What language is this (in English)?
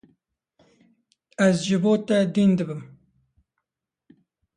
Kurdish